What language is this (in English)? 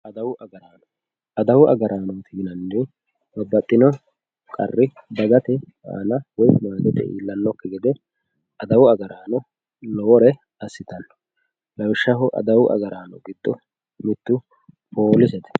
Sidamo